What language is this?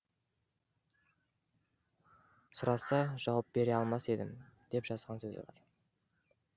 Kazakh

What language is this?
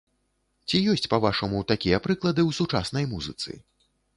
Belarusian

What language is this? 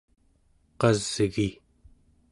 Central Yupik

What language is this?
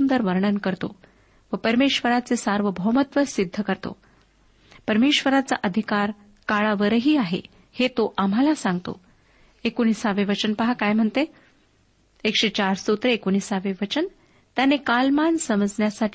Marathi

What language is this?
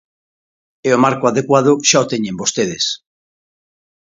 Galician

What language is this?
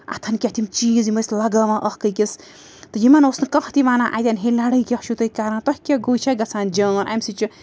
Kashmiri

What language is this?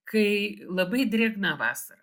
Lithuanian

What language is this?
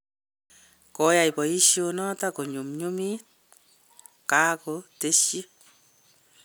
Kalenjin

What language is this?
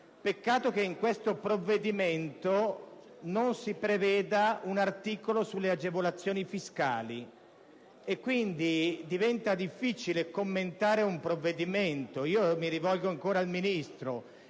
Italian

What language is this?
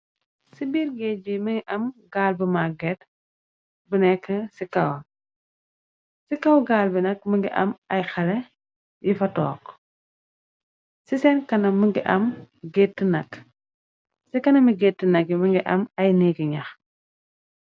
Wolof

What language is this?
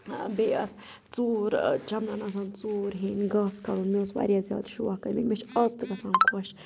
Kashmiri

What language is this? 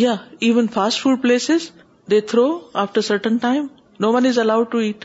Urdu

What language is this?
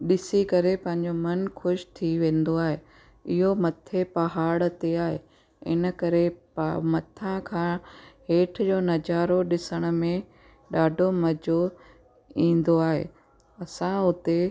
Sindhi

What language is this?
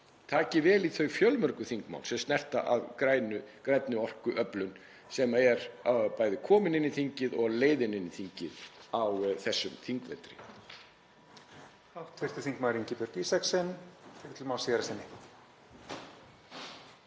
Icelandic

